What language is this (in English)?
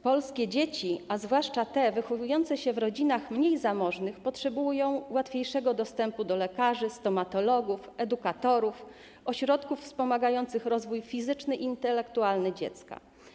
Polish